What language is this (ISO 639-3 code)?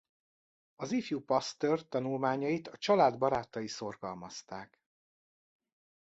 hun